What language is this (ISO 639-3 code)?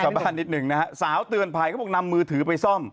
tha